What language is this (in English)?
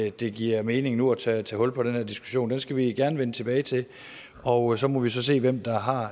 Danish